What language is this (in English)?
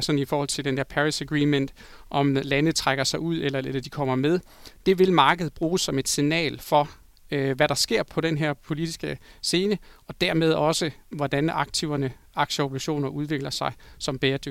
Danish